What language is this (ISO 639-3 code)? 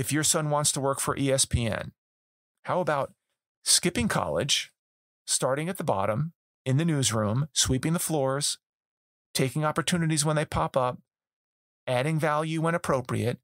eng